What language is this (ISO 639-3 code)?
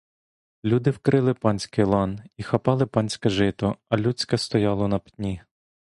ukr